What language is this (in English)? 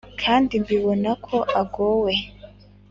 Kinyarwanda